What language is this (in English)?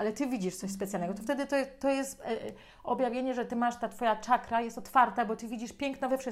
Polish